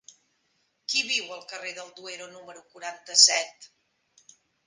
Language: Catalan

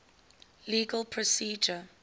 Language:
English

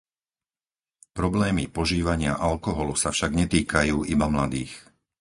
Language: Slovak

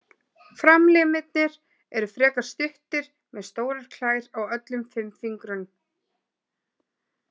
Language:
Icelandic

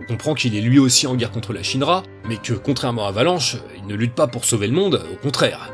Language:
French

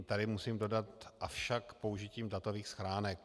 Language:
Czech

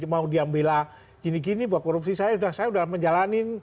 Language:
Indonesian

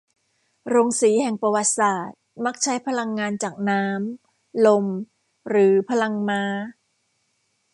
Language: Thai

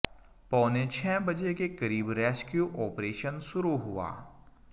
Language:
Hindi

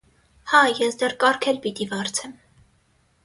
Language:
Armenian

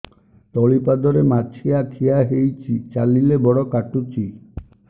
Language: Odia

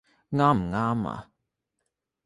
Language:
Cantonese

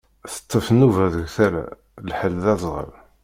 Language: Kabyle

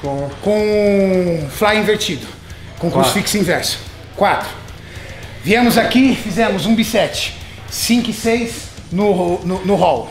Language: Portuguese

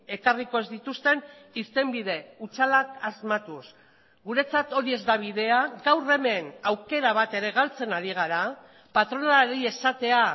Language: Basque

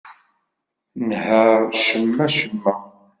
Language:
Kabyle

